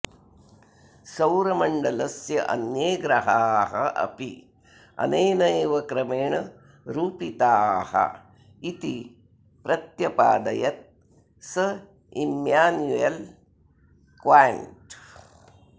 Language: Sanskrit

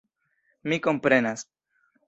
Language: Esperanto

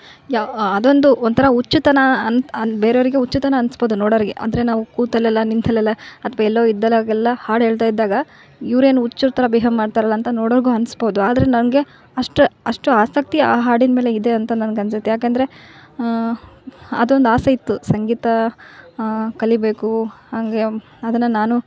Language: Kannada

